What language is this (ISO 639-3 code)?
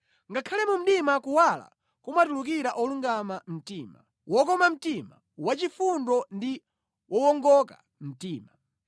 nya